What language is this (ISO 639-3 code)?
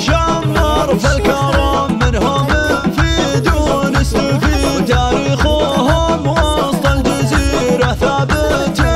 ara